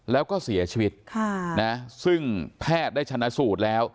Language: Thai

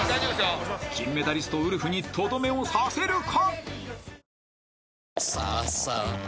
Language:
Japanese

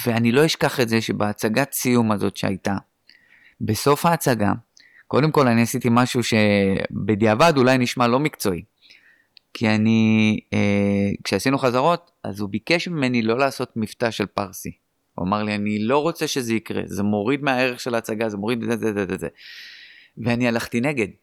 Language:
Hebrew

